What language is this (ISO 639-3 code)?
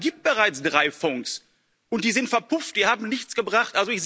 deu